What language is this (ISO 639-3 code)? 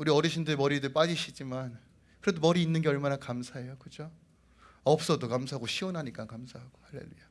kor